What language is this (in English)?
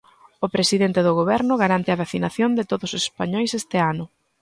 Galician